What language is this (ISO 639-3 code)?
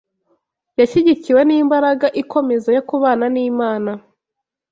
kin